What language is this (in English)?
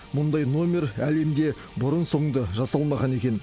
Kazakh